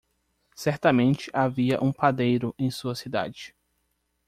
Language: Portuguese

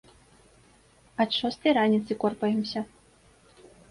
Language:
Belarusian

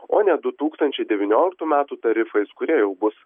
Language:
Lithuanian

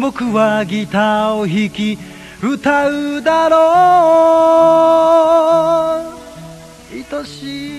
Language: Japanese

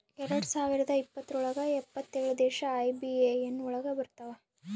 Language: Kannada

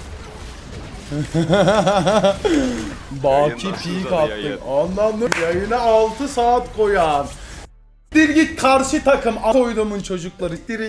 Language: Turkish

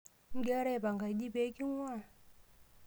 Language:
Masai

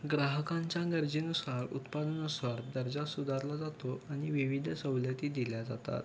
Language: Marathi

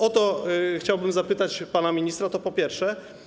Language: Polish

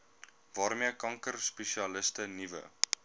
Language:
Afrikaans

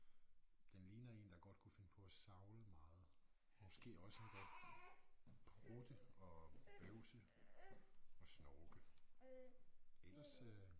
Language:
Danish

